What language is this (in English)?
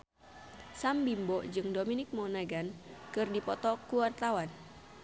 Sundanese